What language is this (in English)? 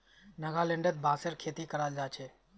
Magahi